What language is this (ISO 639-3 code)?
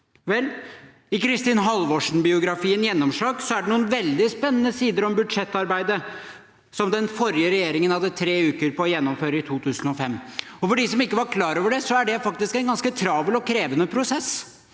nor